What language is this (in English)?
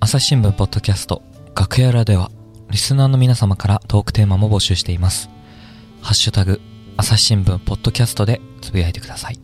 Japanese